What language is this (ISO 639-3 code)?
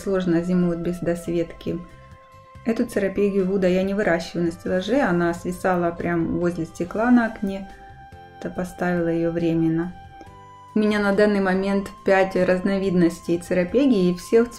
rus